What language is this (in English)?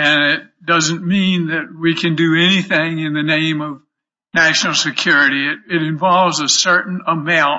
English